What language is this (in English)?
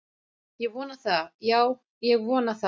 Icelandic